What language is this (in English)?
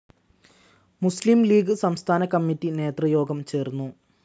Malayalam